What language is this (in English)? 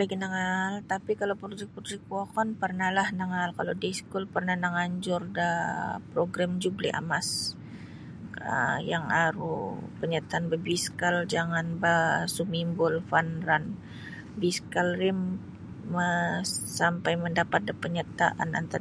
Sabah Bisaya